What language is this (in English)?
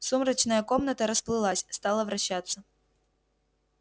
Russian